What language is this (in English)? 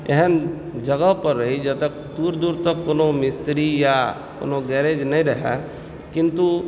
Maithili